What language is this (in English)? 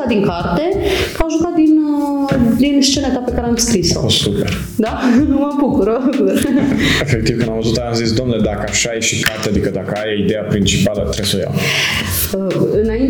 Romanian